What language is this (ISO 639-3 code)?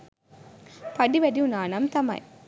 sin